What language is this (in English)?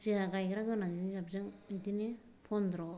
Bodo